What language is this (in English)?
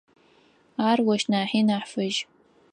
Adyghe